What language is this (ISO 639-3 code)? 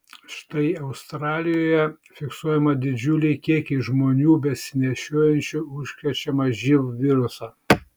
lit